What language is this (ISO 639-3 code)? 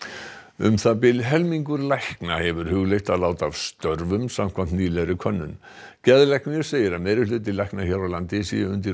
isl